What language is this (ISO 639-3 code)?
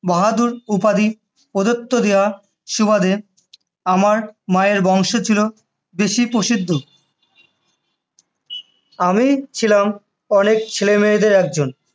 ben